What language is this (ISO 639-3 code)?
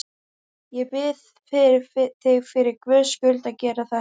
isl